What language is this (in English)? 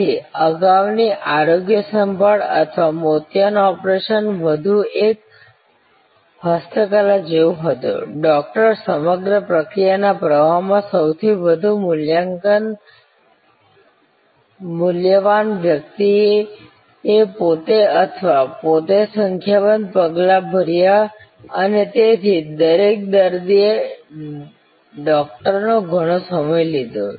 Gujarati